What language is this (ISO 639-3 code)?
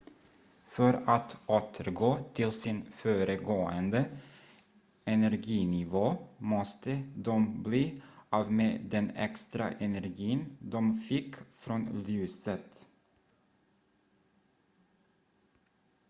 swe